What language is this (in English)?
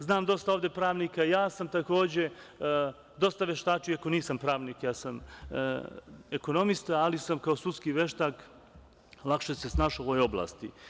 Serbian